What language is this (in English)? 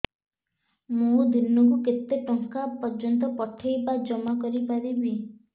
Odia